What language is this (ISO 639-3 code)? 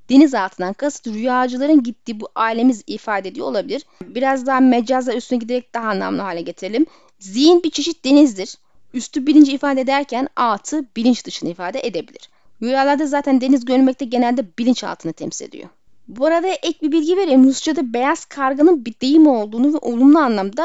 tur